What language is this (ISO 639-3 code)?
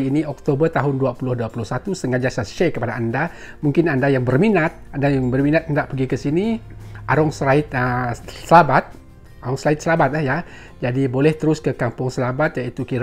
msa